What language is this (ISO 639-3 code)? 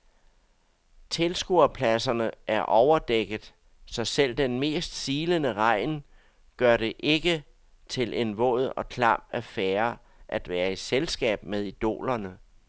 dan